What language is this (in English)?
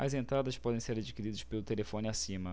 Portuguese